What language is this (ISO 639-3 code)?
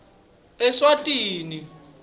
ssw